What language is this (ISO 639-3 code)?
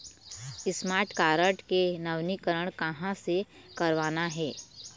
hne